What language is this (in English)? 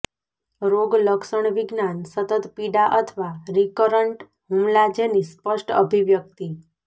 Gujarati